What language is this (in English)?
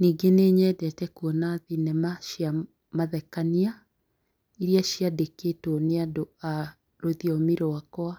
Kikuyu